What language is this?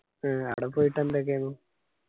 Malayalam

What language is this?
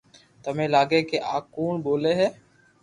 Loarki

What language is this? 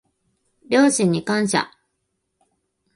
Japanese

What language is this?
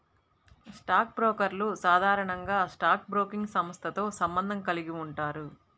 Telugu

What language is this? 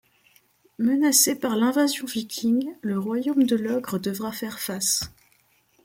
French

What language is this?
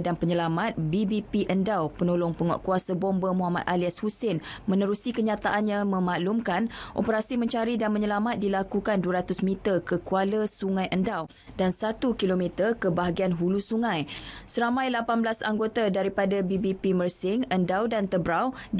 Malay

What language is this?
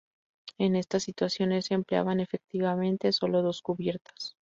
Spanish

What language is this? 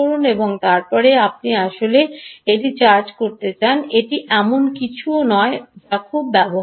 Bangla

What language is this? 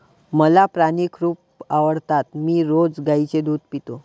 Marathi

